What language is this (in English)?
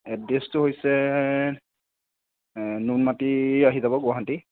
Assamese